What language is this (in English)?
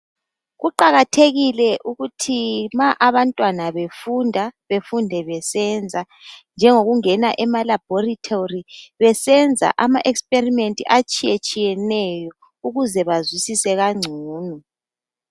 North Ndebele